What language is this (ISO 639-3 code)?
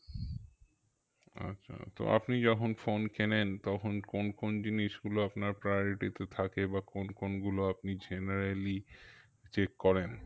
ben